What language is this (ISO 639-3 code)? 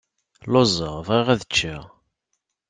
kab